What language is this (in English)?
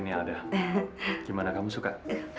Indonesian